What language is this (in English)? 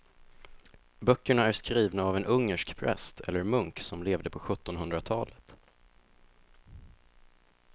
Swedish